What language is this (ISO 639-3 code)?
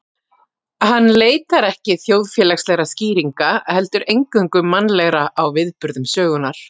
isl